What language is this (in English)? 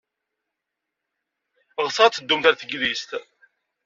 Kabyle